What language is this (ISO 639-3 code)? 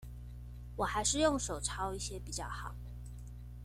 zho